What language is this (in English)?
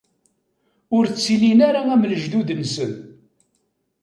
Kabyle